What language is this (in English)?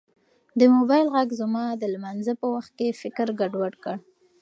Pashto